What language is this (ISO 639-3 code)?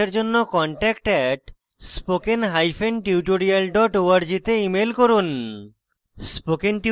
ben